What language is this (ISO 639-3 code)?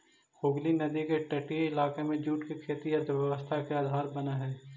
mag